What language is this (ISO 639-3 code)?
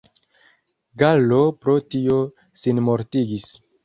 epo